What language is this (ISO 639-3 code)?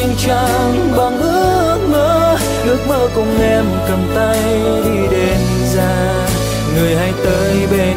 vie